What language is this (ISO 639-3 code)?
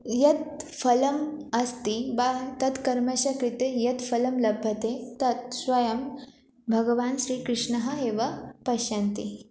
san